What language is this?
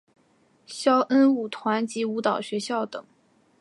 Chinese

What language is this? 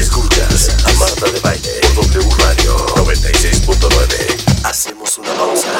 Spanish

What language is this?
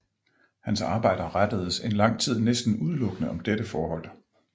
Danish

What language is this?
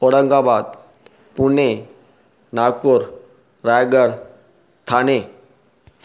Sindhi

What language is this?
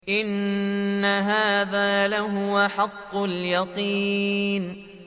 Arabic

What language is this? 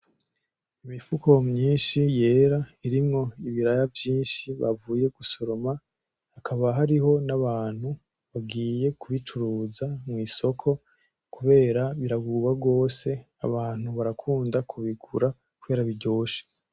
Rundi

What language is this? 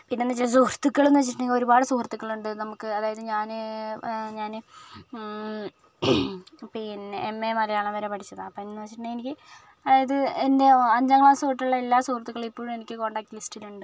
Malayalam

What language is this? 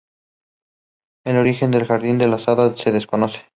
Spanish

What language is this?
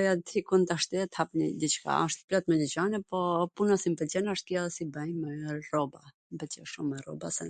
Gheg Albanian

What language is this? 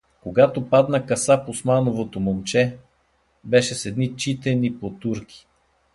Bulgarian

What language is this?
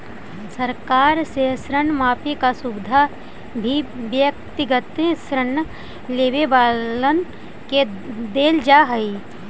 Magahi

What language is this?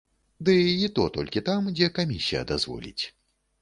Belarusian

